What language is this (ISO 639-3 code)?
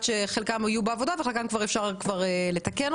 heb